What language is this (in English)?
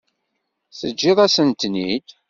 Kabyle